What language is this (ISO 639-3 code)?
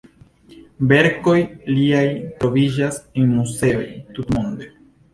epo